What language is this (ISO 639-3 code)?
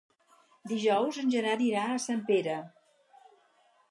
cat